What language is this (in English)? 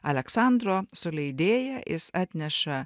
Lithuanian